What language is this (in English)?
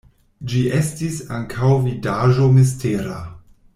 Esperanto